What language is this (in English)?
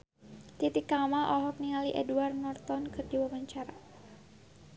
Sundanese